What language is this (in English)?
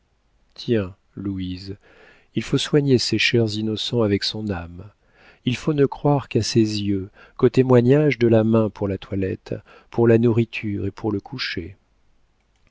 French